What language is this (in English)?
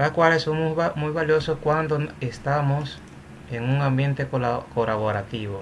Spanish